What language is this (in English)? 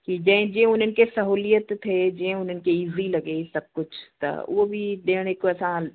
Sindhi